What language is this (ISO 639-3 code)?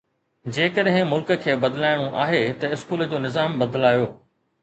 snd